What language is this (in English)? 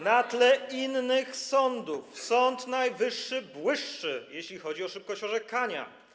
Polish